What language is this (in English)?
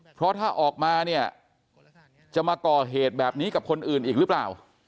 Thai